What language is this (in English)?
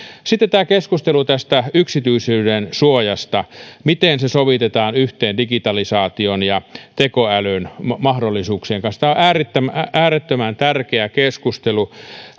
Finnish